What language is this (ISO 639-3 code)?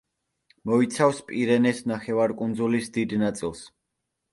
kat